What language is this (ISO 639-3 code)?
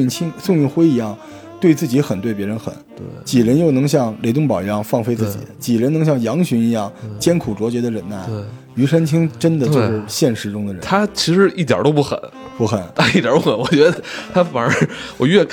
zho